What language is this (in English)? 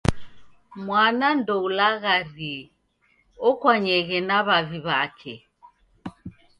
Taita